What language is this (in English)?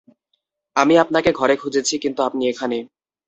Bangla